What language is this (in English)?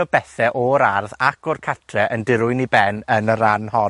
Welsh